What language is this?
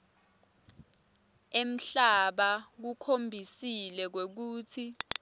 Swati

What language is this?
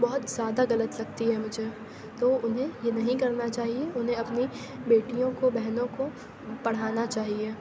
Urdu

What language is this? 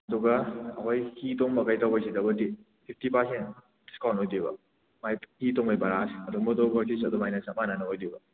Manipuri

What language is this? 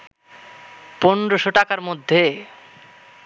Bangla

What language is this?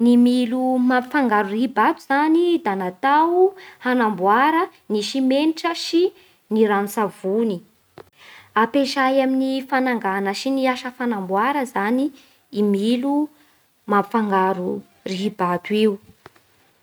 Bara Malagasy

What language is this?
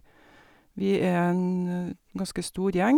Norwegian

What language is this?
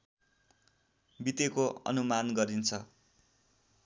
Nepali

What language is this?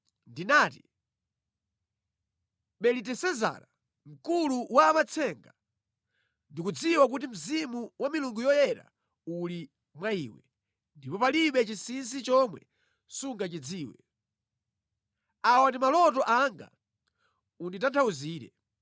Nyanja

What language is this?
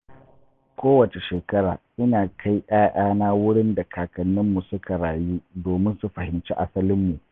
Hausa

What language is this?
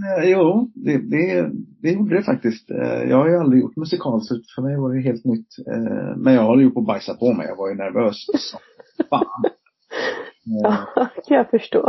Swedish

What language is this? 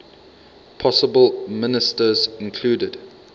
English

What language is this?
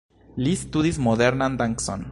Esperanto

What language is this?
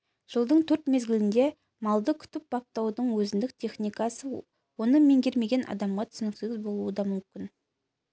Kazakh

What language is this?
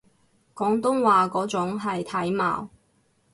Cantonese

